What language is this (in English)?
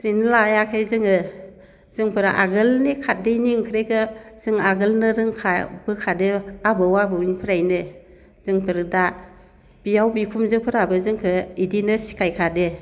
Bodo